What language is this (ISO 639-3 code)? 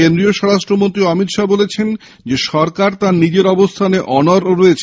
ben